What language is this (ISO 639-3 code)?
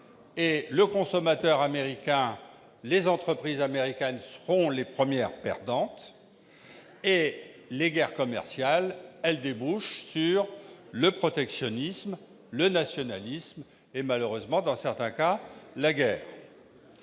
fra